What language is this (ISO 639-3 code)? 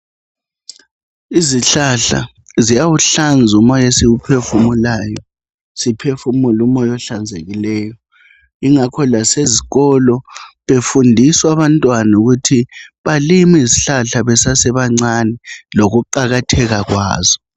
nde